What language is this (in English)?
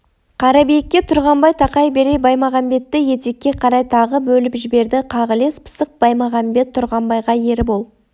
Kazakh